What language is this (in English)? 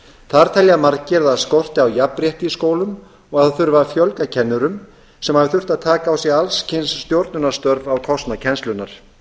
Icelandic